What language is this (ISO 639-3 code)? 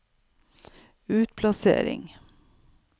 nor